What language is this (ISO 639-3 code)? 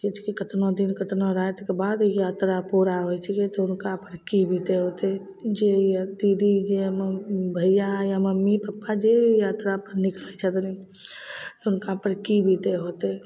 mai